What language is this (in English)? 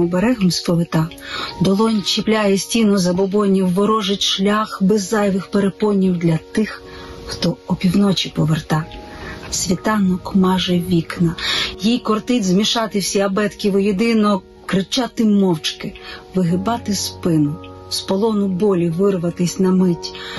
Ukrainian